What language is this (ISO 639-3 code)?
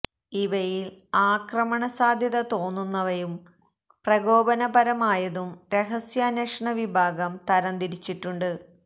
mal